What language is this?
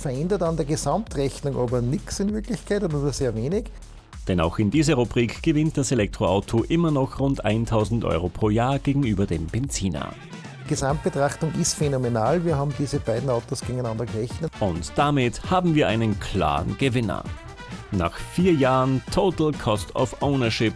German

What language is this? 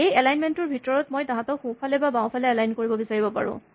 Assamese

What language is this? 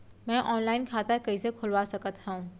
Chhattisgarhi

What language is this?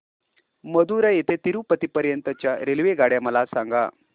Marathi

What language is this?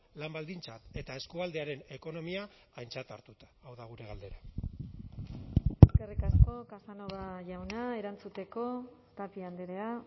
Basque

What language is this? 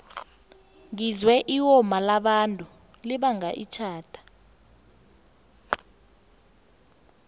South Ndebele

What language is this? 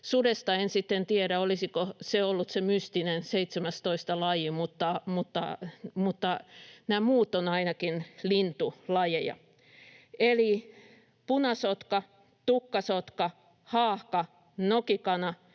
Finnish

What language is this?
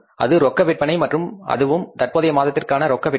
Tamil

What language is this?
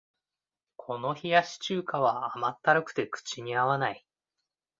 Japanese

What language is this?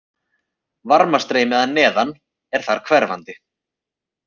Icelandic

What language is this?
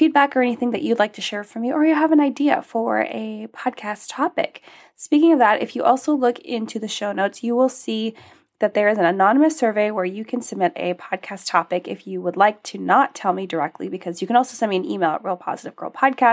English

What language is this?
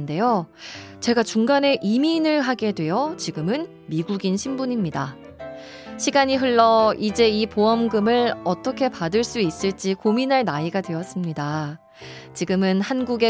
Korean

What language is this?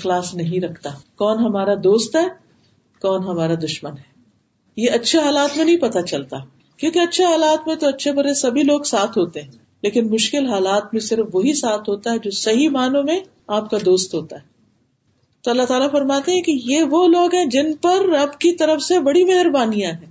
Urdu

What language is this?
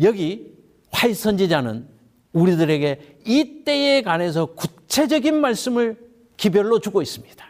Korean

